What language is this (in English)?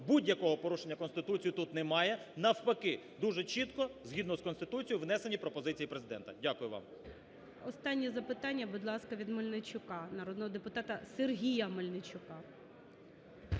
Ukrainian